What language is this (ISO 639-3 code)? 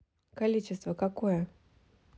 rus